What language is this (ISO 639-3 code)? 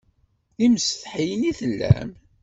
kab